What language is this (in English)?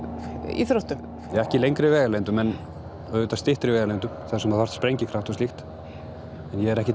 Icelandic